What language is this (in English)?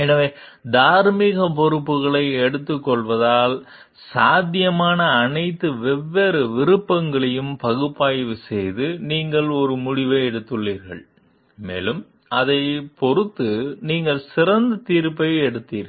Tamil